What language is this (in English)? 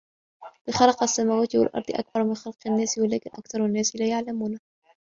Arabic